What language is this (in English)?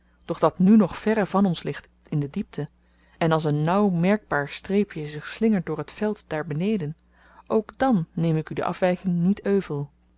Dutch